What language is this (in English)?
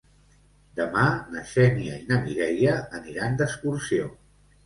Catalan